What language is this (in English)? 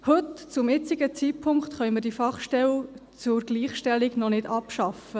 Swiss German